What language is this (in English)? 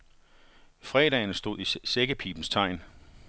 Danish